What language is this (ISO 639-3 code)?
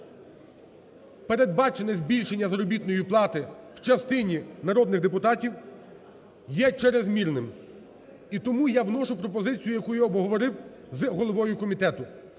ukr